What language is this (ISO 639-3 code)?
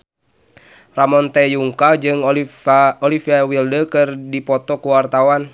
sun